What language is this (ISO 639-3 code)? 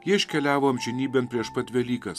lit